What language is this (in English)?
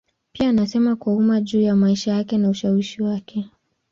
Swahili